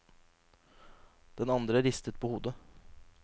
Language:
Norwegian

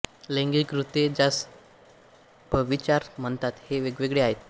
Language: Marathi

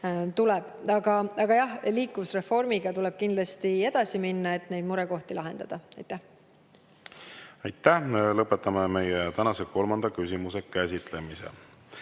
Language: Estonian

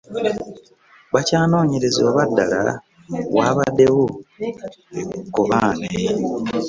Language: Ganda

